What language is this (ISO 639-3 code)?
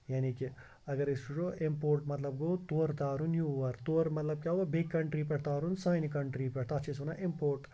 kas